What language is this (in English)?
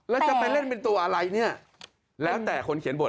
Thai